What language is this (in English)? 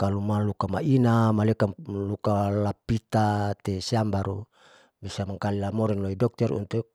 Saleman